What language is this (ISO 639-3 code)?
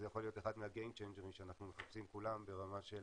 heb